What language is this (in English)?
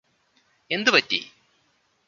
Malayalam